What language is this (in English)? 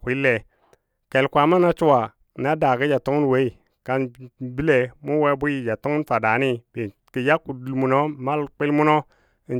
Dadiya